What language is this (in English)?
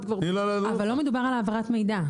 Hebrew